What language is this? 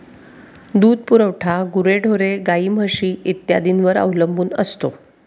Marathi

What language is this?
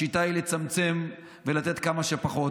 Hebrew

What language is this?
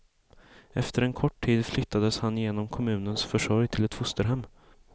Swedish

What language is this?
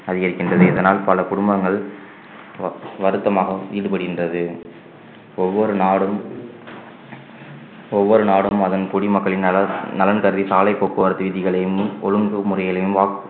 Tamil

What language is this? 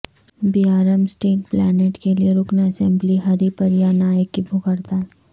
Urdu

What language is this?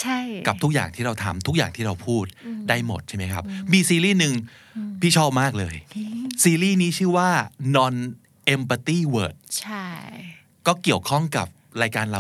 Thai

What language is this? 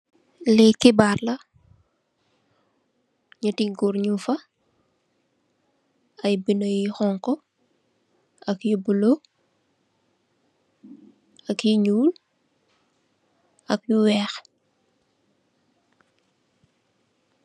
Wolof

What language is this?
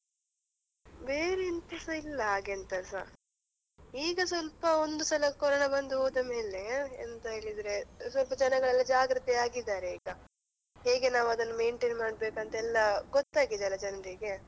Kannada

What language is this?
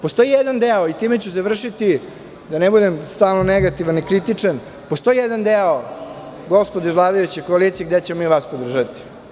Serbian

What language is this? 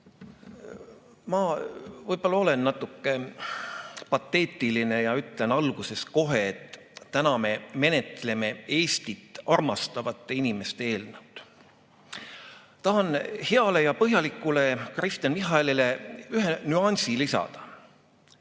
Estonian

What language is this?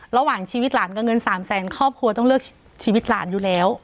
Thai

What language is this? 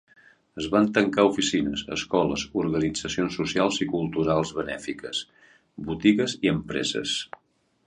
Catalan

